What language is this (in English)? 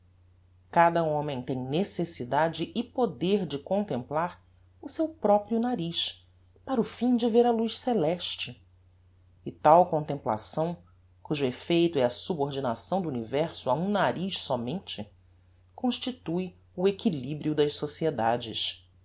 Portuguese